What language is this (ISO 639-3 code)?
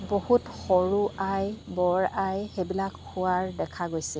asm